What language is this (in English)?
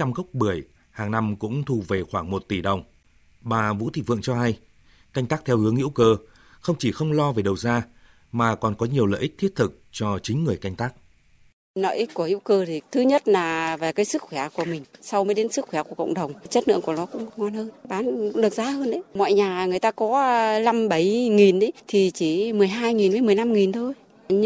Vietnamese